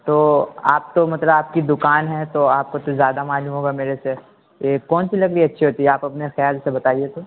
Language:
Urdu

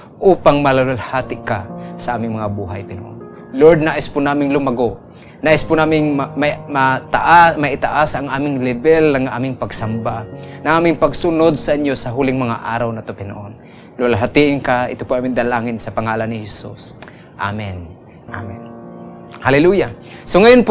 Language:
Filipino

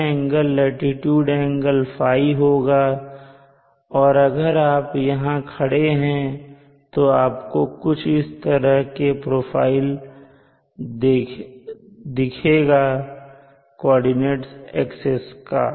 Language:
Hindi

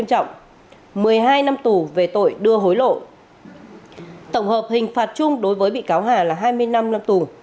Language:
Vietnamese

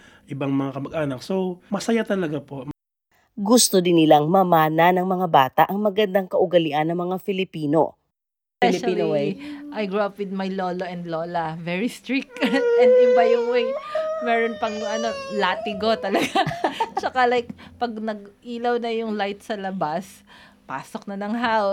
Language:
Filipino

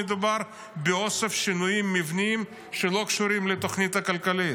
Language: Hebrew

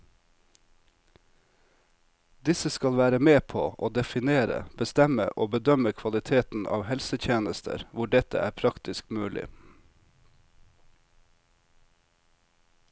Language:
Norwegian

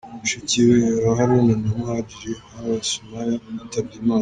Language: Kinyarwanda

